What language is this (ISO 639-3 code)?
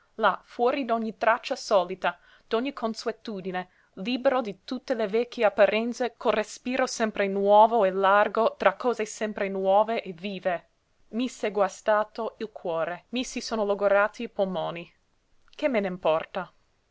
ita